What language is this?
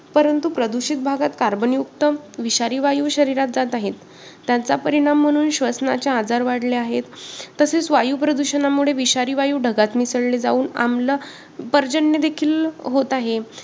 Marathi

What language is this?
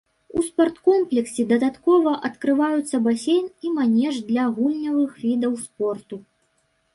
Belarusian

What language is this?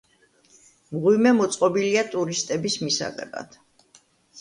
Georgian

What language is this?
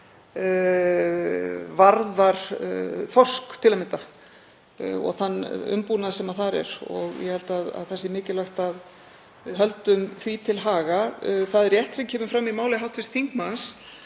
Icelandic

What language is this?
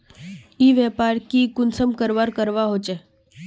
Magahi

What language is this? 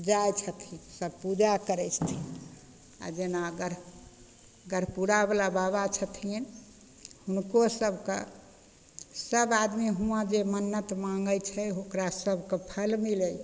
Maithili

